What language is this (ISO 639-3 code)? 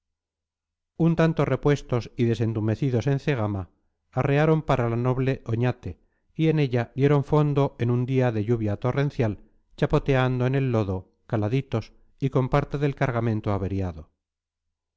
spa